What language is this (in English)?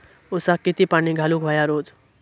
Marathi